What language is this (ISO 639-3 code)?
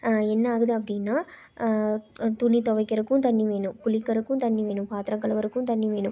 tam